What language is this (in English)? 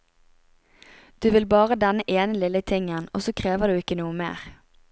Norwegian